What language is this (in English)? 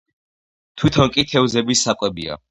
Georgian